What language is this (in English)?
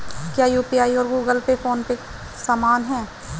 Hindi